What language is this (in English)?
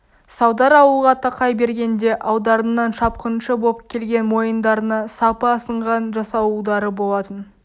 Kazakh